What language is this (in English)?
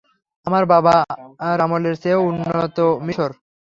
Bangla